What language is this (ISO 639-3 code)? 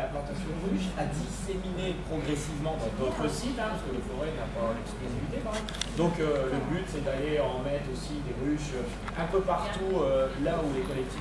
fra